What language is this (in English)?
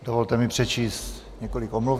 Czech